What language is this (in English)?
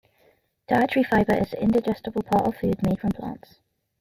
English